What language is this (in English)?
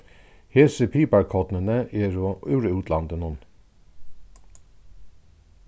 Faroese